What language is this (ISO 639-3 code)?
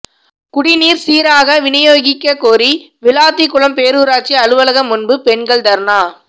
tam